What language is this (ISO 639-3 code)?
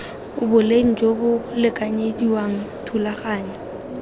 tsn